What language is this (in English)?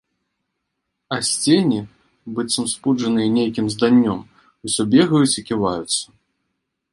Belarusian